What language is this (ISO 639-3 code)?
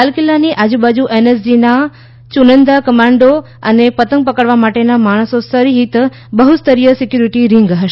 guj